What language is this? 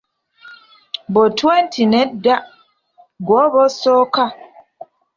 Ganda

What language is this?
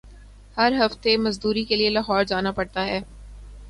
Urdu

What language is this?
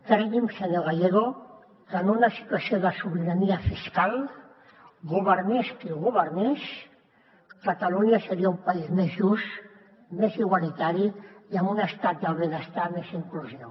Catalan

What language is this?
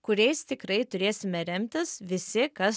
Lithuanian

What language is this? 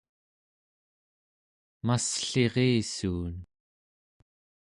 Central Yupik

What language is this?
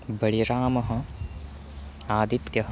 Sanskrit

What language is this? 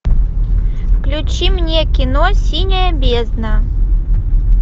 Russian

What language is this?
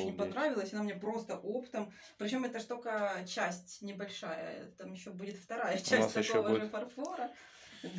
Russian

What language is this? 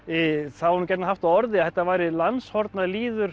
Icelandic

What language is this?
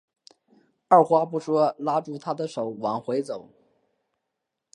Chinese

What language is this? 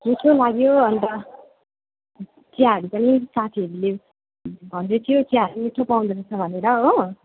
Nepali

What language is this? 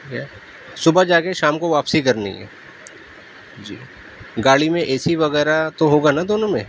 Urdu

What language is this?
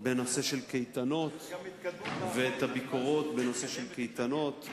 Hebrew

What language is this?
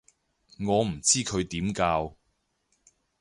Cantonese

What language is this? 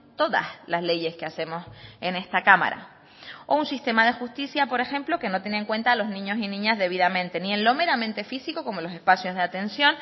Spanish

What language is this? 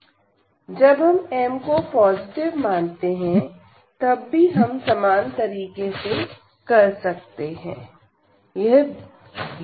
Hindi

